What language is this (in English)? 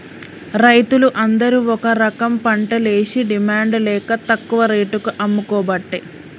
Telugu